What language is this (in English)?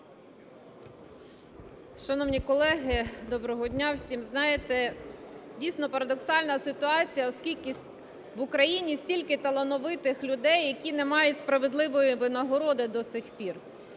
Ukrainian